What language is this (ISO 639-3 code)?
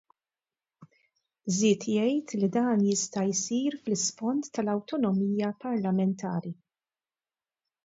mlt